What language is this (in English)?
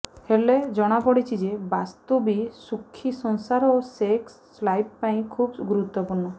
Odia